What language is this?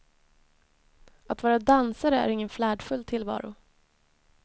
Swedish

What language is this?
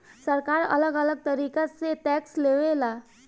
Bhojpuri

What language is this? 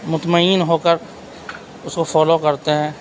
Urdu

